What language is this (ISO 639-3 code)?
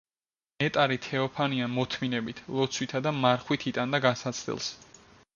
kat